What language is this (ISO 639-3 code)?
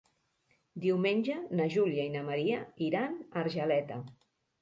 cat